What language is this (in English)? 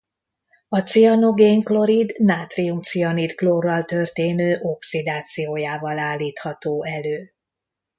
Hungarian